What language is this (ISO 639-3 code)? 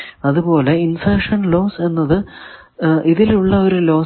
mal